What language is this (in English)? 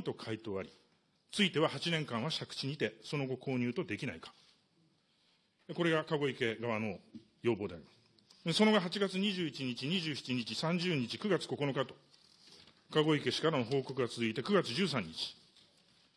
Japanese